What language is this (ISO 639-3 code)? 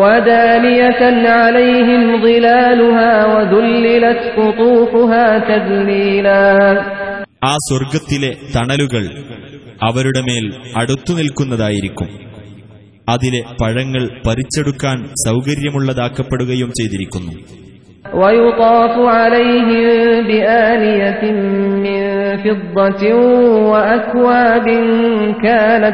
ara